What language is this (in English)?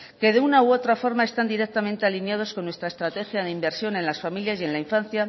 Spanish